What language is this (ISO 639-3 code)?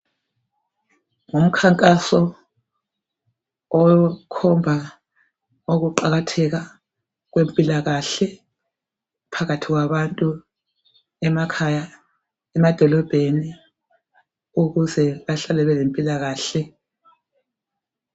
nde